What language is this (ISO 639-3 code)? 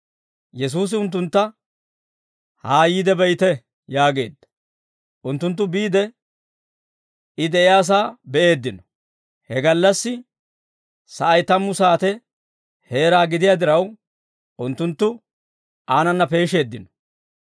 dwr